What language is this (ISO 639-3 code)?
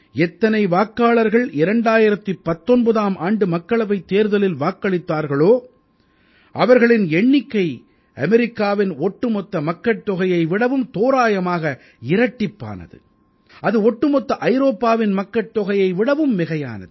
tam